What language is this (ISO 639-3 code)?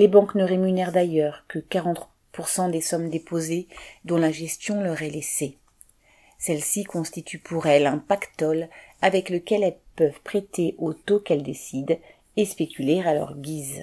fra